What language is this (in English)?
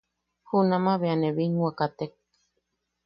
Yaqui